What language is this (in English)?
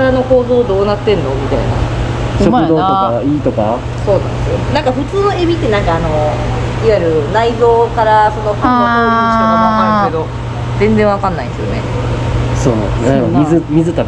Japanese